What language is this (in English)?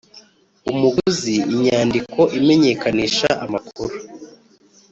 Kinyarwanda